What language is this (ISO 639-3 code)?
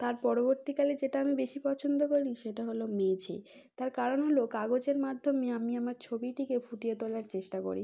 ben